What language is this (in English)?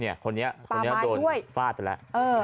Thai